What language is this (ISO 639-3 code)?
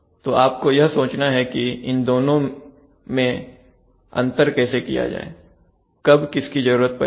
hin